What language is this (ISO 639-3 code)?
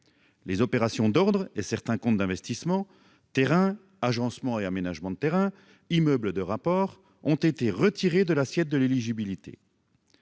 fra